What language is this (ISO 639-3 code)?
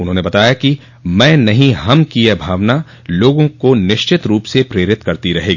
hin